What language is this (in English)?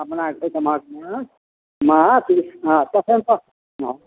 Maithili